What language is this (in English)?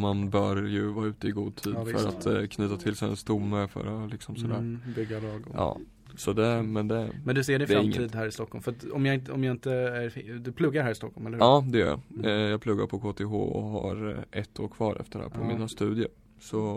Swedish